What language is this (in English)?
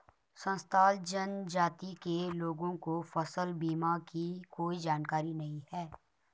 Hindi